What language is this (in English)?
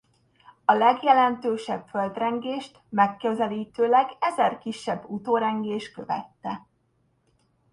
Hungarian